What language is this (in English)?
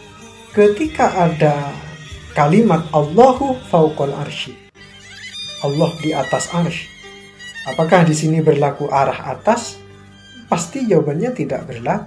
Indonesian